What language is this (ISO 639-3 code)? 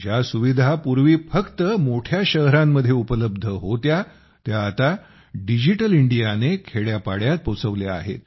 mar